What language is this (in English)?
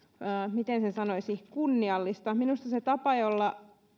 Finnish